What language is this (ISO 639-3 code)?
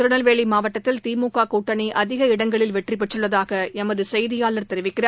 tam